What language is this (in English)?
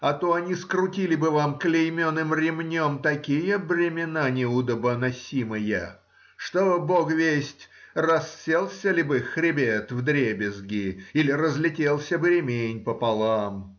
Russian